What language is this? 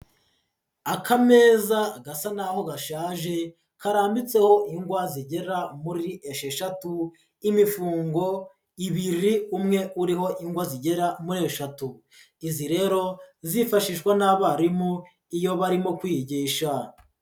Kinyarwanda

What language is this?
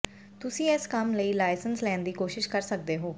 Punjabi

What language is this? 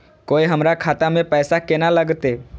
Maithili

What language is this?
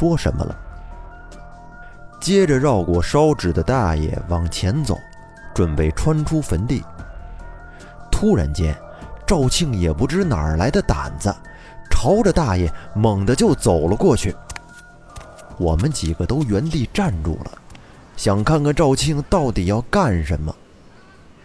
Chinese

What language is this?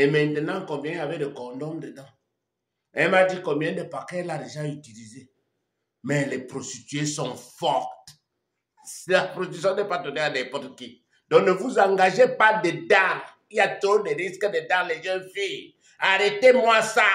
French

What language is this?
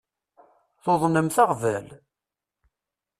Kabyle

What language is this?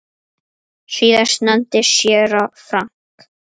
Icelandic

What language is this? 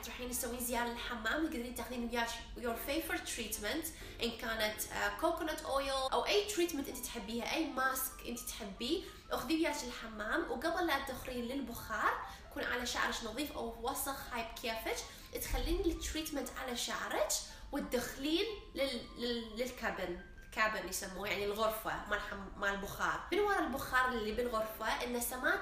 Arabic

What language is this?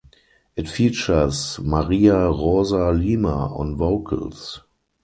English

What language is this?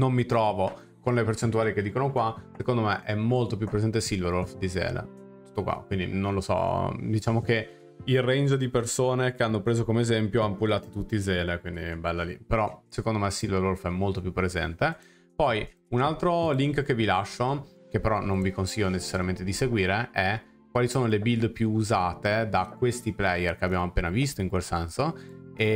Italian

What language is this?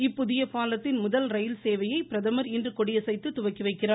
Tamil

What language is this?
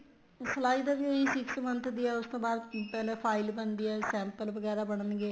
Punjabi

